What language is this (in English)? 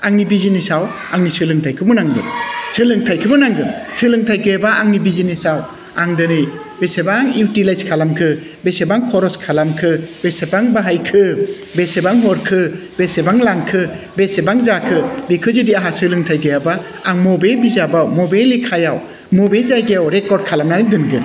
Bodo